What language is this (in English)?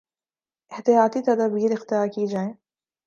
Urdu